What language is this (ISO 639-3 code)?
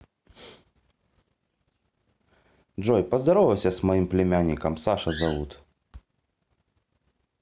rus